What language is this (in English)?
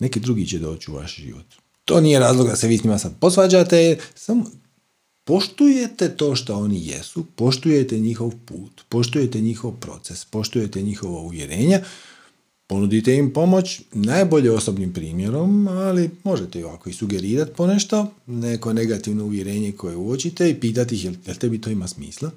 Croatian